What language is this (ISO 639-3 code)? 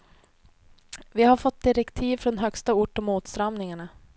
swe